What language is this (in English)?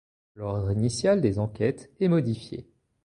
French